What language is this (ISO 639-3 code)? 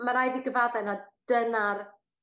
cym